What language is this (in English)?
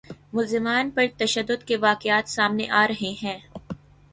Urdu